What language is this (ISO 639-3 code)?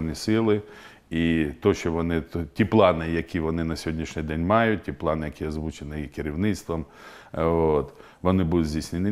ukr